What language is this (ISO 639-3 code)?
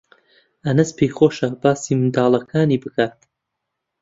ckb